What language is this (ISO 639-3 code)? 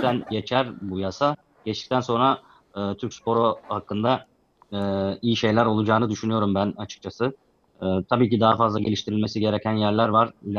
tur